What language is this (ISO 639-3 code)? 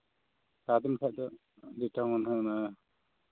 sat